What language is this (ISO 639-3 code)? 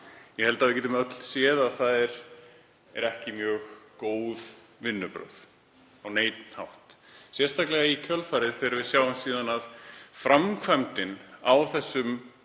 isl